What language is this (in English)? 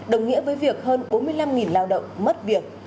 Vietnamese